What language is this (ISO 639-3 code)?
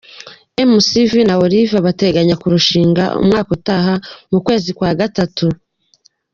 kin